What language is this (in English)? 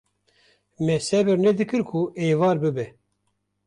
Kurdish